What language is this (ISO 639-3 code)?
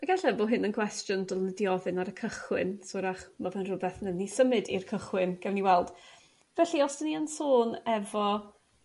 cym